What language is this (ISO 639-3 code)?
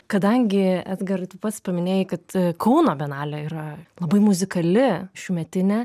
lit